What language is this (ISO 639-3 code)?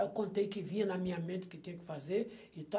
por